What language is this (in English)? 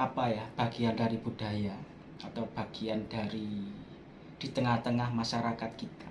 Indonesian